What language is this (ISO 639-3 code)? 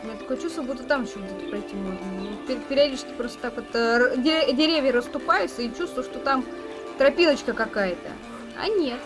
rus